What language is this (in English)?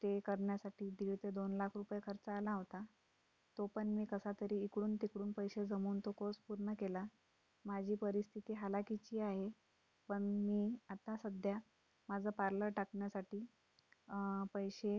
Marathi